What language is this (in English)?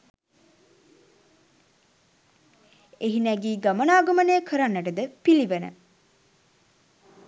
Sinhala